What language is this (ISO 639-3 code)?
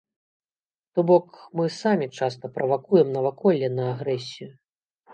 bel